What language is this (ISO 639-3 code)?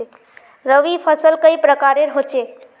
mag